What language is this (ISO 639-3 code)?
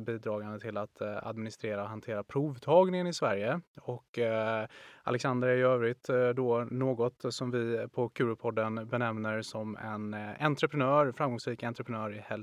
swe